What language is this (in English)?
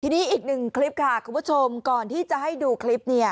Thai